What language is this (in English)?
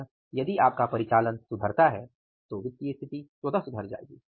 Hindi